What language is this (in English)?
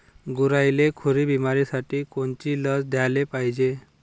Marathi